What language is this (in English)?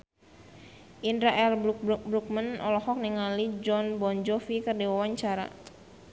Sundanese